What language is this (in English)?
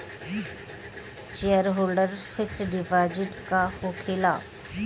Bhojpuri